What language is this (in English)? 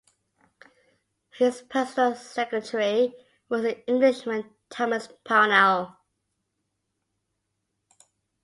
English